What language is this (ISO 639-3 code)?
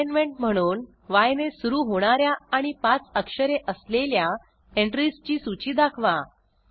mar